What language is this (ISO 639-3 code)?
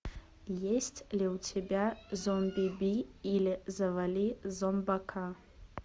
rus